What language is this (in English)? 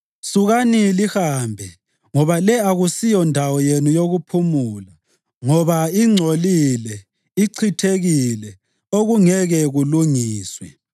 North Ndebele